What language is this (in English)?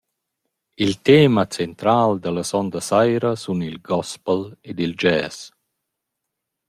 Romansh